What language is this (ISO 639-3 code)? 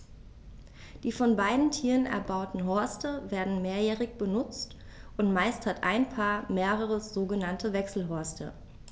deu